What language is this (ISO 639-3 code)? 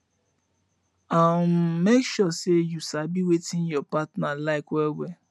pcm